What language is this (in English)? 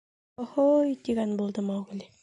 Bashkir